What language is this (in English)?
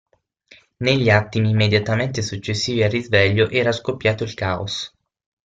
Italian